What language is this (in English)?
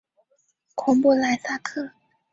Chinese